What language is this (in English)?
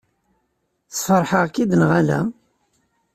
Kabyle